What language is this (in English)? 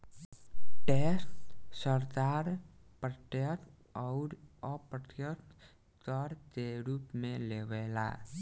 Bhojpuri